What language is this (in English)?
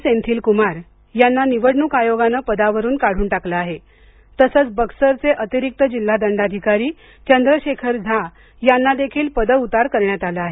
Marathi